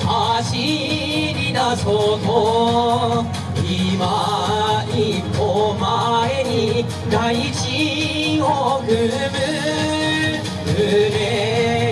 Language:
Japanese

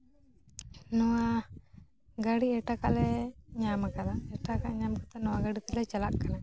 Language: Santali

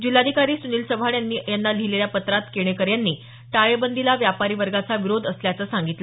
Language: Marathi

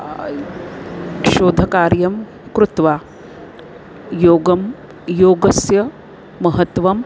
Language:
Sanskrit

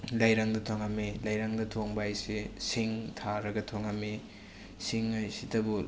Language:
Manipuri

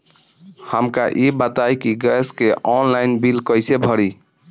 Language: Bhojpuri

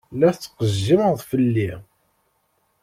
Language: Kabyle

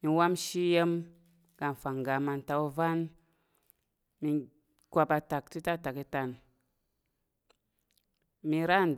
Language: Tarok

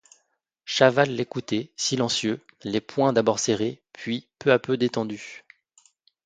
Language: French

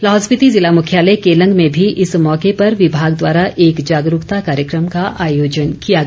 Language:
Hindi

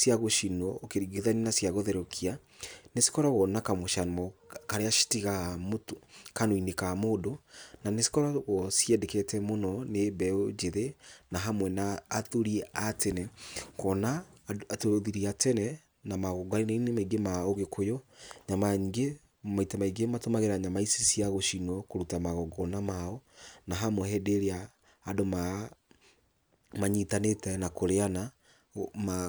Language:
Kikuyu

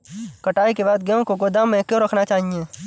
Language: Hindi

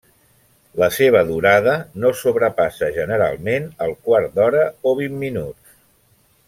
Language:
Catalan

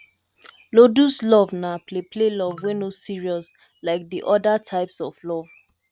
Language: Nigerian Pidgin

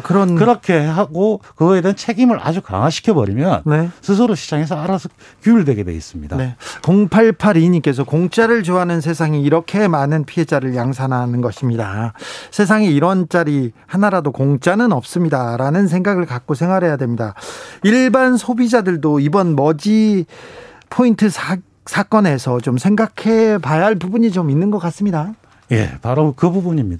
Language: Korean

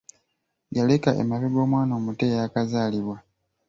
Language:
Ganda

